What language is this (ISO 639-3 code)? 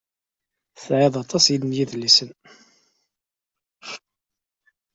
kab